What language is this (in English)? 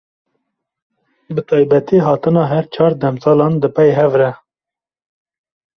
Kurdish